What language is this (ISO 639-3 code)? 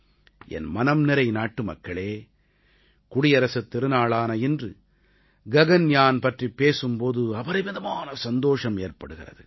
tam